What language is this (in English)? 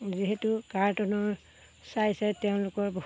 Assamese